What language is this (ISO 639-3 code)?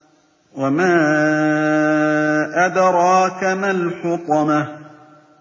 ara